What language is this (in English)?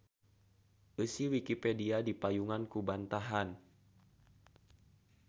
Sundanese